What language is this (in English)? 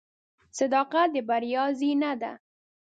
Pashto